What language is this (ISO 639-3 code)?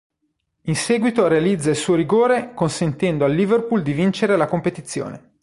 ita